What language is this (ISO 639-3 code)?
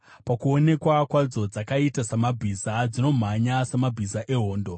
sna